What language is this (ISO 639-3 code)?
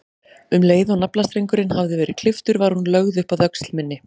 isl